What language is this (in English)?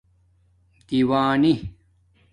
Domaaki